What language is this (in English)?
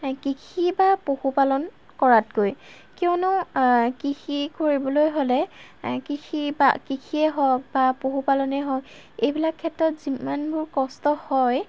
Assamese